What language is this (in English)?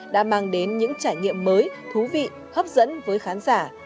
Vietnamese